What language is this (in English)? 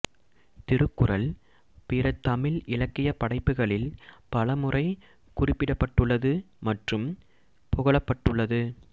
Tamil